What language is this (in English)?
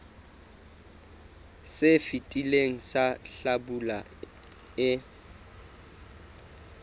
Southern Sotho